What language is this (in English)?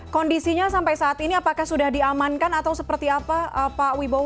Indonesian